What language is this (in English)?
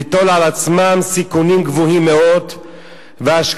Hebrew